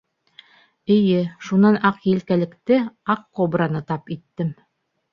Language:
Bashkir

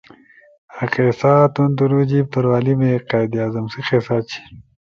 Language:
Torwali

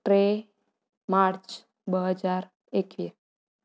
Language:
Sindhi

